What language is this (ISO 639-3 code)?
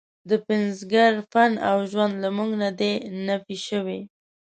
pus